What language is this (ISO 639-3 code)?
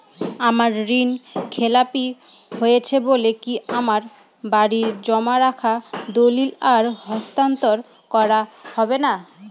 ben